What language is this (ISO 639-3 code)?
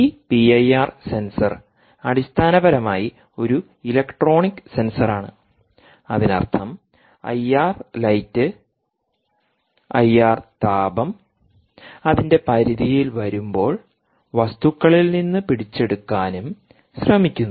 mal